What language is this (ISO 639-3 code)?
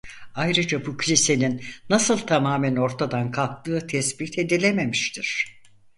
tur